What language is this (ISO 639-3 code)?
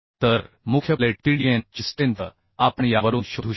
mar